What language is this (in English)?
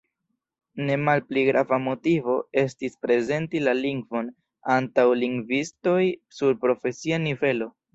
Esperanto